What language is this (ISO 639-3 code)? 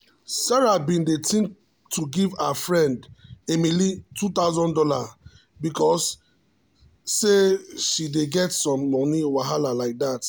pcm